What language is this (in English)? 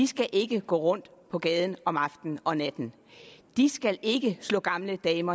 Danish